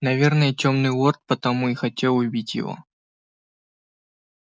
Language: Russian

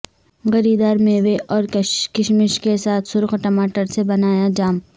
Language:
Urdu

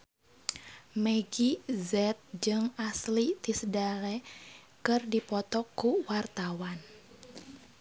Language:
Sundanese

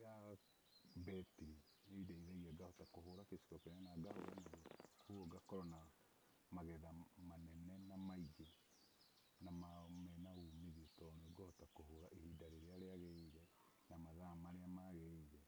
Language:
Kikuyu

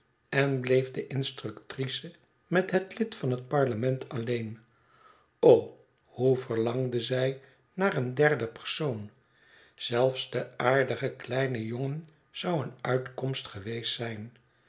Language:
Dutch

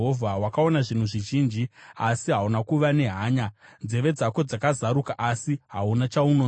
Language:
Shona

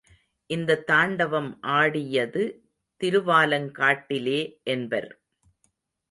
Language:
Tamil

